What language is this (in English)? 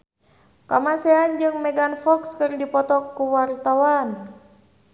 Sundanese